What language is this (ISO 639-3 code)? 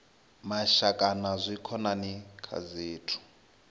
ven